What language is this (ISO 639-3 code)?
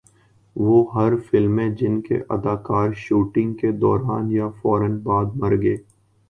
urd